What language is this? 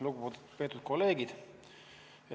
Estonian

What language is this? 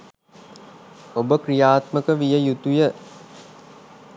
Sinhala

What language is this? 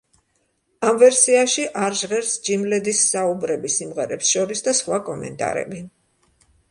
Georgian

